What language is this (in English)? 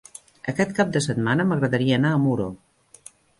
Catalan